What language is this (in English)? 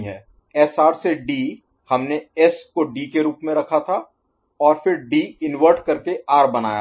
Hindi